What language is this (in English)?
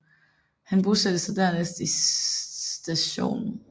Danish